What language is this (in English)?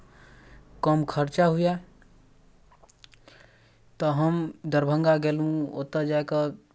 Maithili